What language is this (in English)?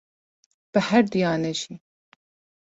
Kurdish